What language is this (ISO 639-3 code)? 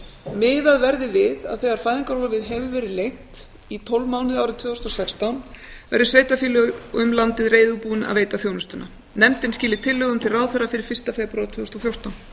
isl